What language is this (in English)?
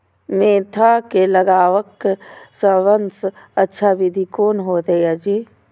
Maithili